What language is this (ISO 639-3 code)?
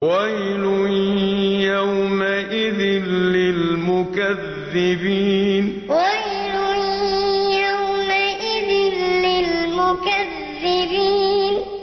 ara